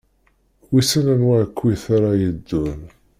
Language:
Kabyle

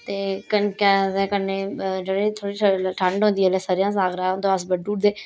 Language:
Dogri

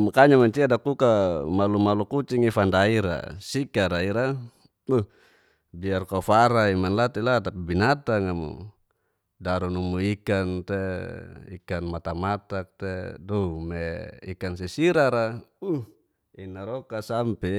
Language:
Geser-Gorom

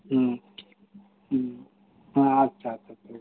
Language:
Santali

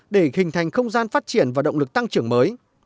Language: Vietnamese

